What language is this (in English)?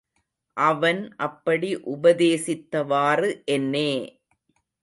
Tamil